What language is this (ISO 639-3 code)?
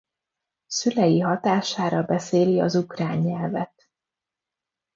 hun